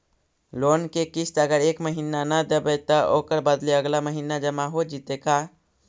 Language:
Magahi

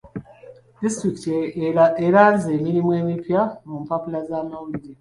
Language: Ganda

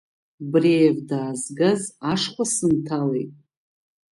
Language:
Abkhazian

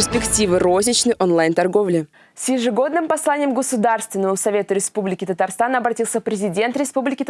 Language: Russian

